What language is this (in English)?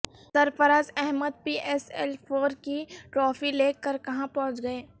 Urdu